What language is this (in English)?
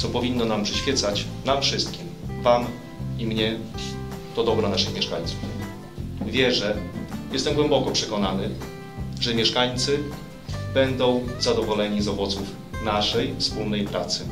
Polish